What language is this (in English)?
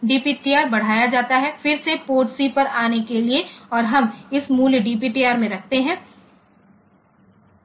Hindi